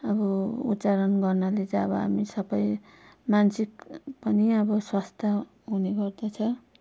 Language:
Nepali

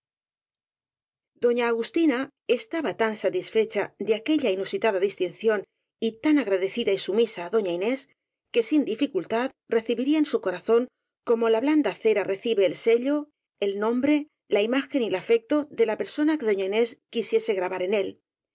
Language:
Spanish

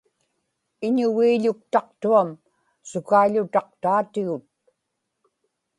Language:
Inupiaq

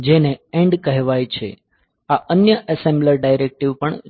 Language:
Gujarati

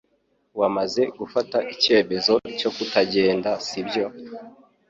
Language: Kinyarwanda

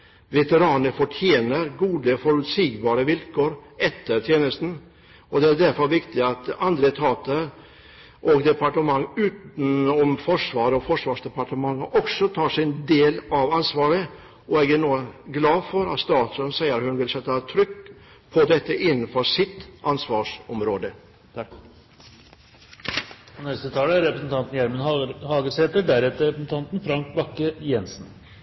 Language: Norwegian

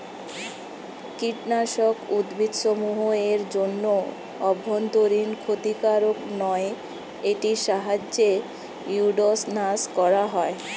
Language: Bangla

